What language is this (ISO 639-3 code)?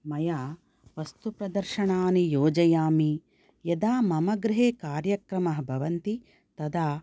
san